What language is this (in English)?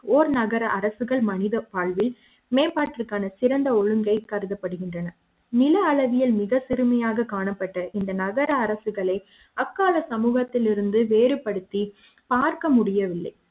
Tamil